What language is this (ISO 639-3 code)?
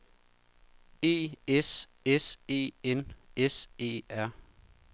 dan